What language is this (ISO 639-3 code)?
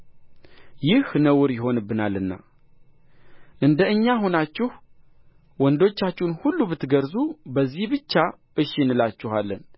amh